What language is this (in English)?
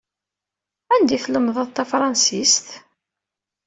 Kabyle